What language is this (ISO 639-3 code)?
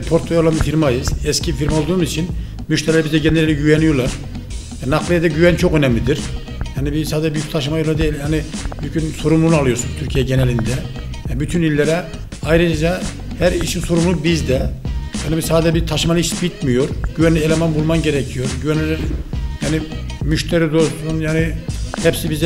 tur